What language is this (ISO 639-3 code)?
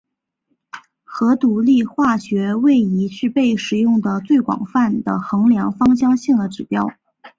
zho